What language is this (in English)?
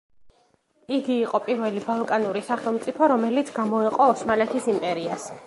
Georgian